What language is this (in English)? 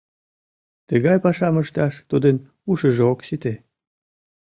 Mari